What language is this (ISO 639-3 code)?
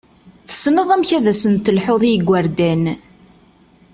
kab